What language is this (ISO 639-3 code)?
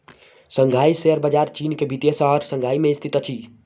mai